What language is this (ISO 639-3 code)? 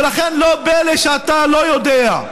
heb